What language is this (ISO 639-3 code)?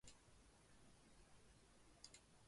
zho